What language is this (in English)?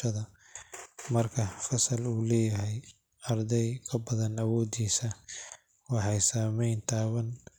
Somali